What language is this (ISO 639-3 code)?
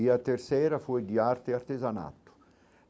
por